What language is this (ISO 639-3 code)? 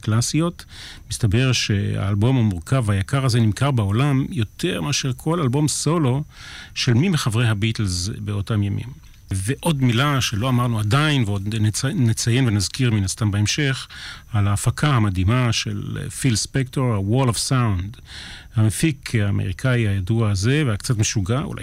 heb